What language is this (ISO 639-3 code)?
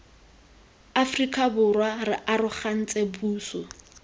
tsn